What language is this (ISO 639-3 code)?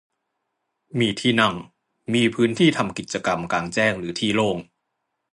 tha